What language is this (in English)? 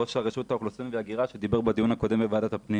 Hebrew